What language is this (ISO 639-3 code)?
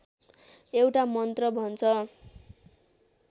nep